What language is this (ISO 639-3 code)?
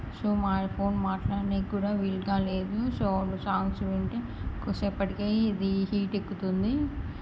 tel